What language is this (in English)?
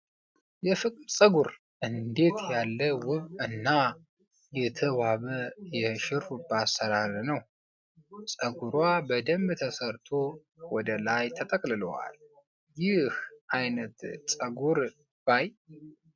Amharic